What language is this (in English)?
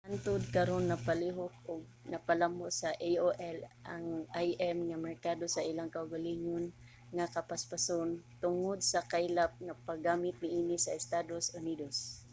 Cebuano